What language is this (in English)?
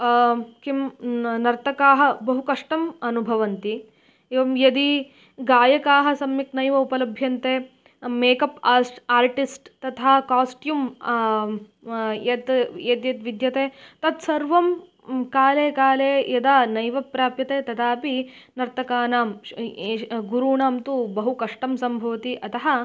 Sanskrit